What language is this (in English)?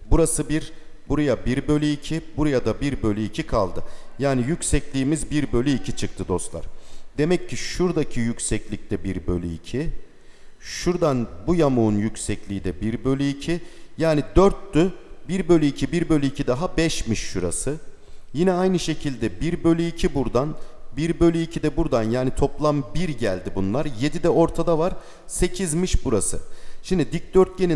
Turkish